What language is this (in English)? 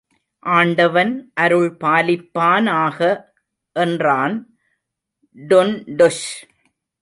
Tamil